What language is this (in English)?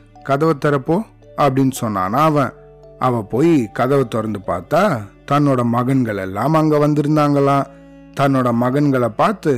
Tamil